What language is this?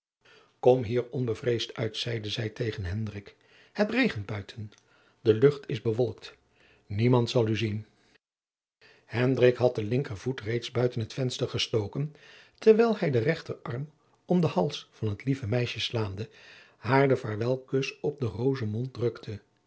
Dutch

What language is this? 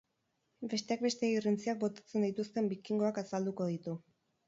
Basque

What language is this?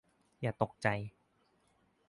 Thai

